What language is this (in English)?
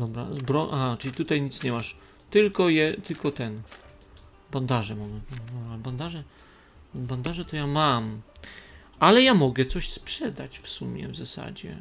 Polish